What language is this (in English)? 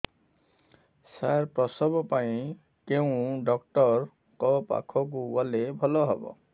Odia